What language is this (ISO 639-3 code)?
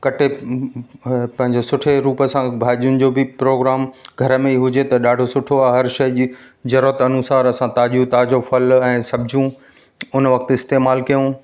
snd